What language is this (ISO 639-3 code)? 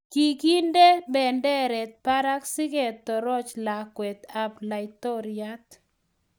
kln